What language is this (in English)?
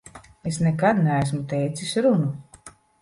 Latvian